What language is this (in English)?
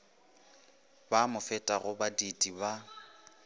Northern Sotho